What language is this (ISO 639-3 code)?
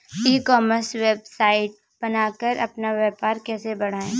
hin